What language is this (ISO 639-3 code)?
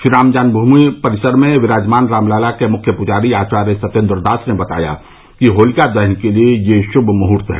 hin